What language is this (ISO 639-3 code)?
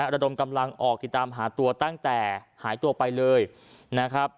tha